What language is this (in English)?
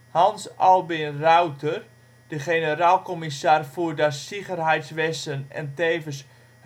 Dutch